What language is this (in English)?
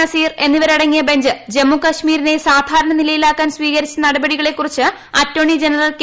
Malayalam